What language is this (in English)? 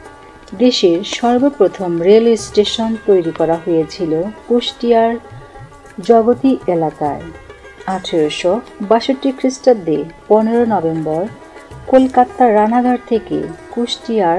Hindi